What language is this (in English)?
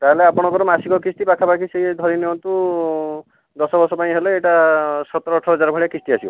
Odia